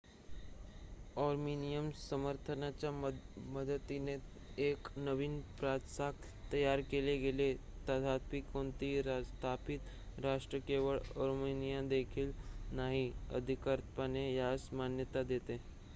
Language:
Marathi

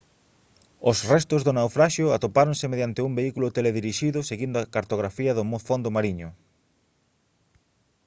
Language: Galician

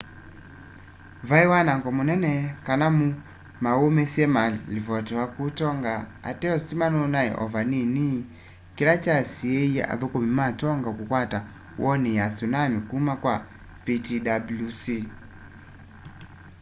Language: Kamba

